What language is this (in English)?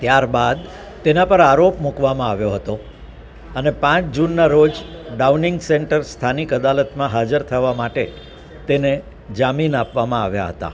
Gujarati